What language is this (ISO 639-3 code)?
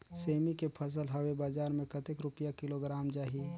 hne